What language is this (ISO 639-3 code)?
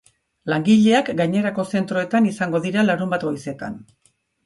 eus